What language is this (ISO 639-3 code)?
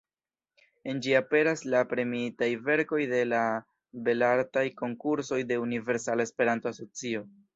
epo